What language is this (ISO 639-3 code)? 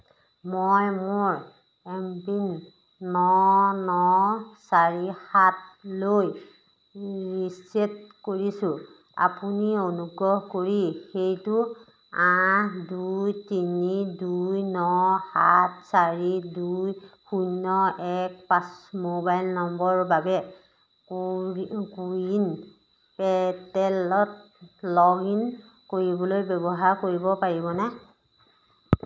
asm